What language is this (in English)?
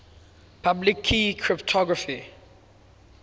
English